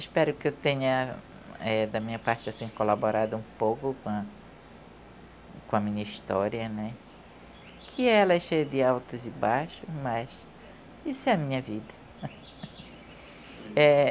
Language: Portuguese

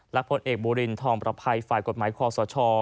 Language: Thai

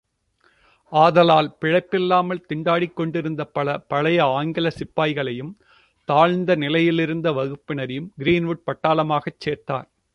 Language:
Tamil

